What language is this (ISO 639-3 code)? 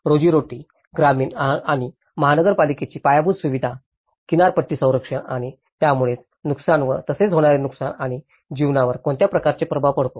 mar